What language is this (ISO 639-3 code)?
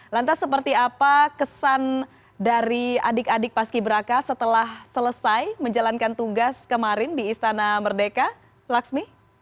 ind